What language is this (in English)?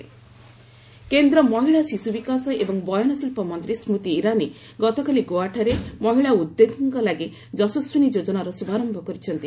Odia